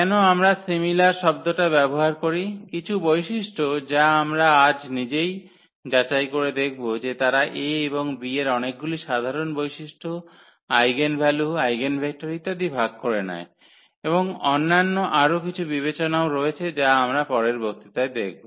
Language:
Bangla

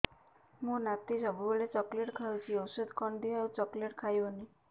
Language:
Odia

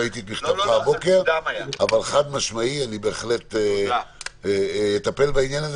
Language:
Hebrew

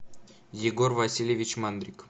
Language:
Russian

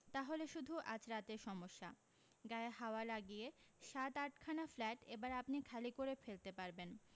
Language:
Bangla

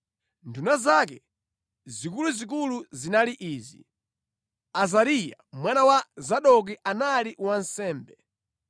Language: Nyanja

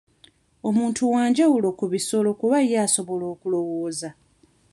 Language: Ganda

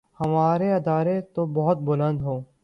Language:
Urdu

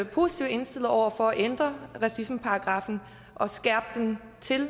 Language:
Danish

